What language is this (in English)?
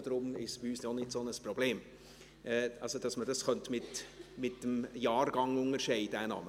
Swiss German